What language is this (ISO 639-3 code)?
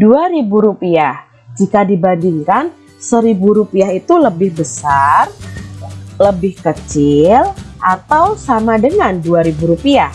ind